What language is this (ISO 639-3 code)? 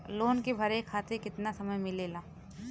bho